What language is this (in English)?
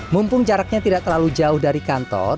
Indonesian